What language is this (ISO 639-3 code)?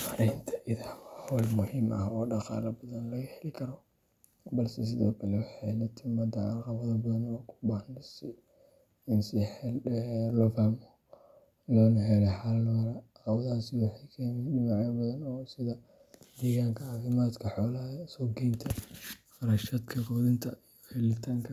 som